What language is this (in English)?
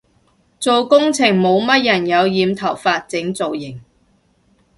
Cantonese